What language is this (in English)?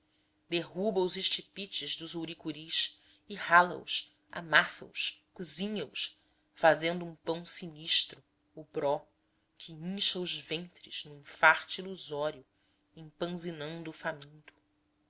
Portuguese